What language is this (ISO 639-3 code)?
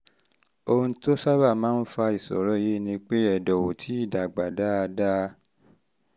yor